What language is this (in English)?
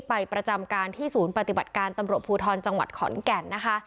Thai